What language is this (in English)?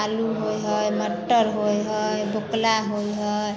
Maithili